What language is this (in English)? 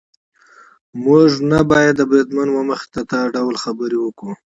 Pashto